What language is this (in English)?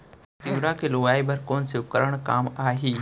Chhattisgarhi